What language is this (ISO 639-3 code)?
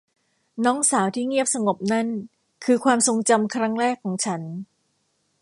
tha